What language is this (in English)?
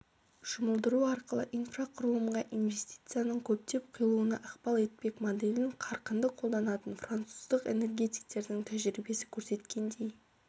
Kazakh